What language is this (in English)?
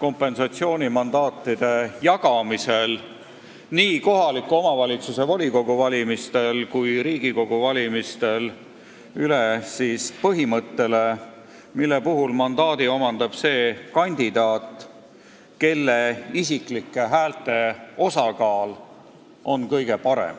Estonian